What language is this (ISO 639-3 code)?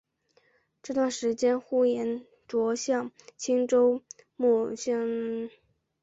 zho